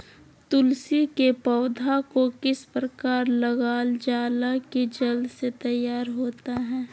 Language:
Magahi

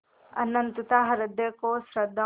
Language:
Hindi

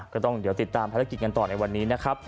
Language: Thai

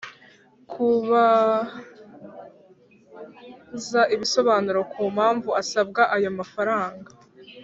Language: Kinyarwanda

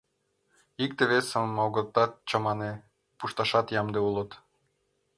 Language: Mari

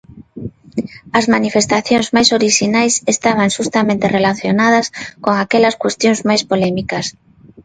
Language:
Galician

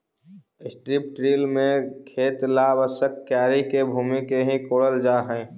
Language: Magahi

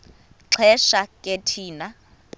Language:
Xhosa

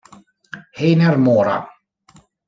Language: Italian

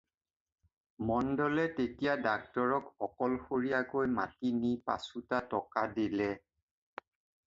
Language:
Assamese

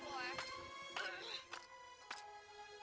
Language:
Indonesian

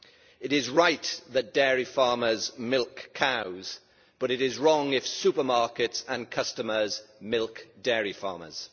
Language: English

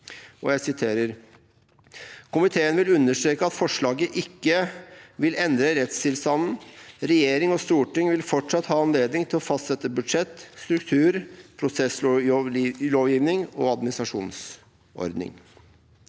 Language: Norwegian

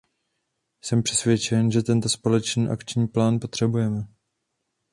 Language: Czech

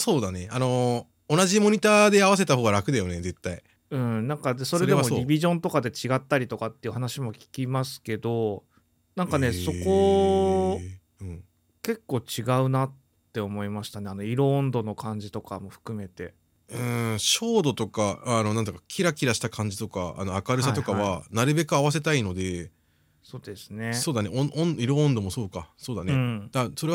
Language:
Japanese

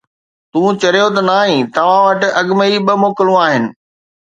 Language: Sindhi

